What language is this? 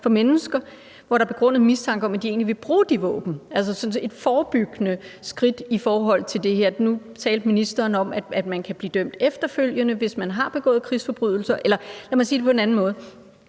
Danish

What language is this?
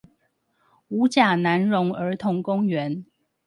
Chinese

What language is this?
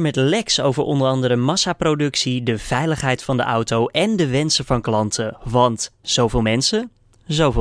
Dutch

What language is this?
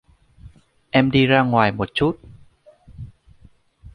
Vietnamese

